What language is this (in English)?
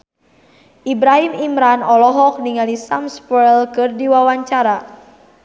Sundanese